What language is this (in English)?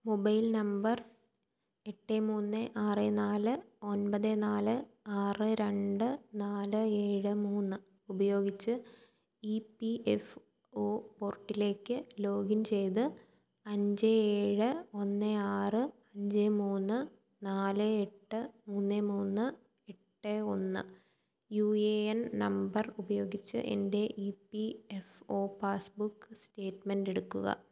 Malayalam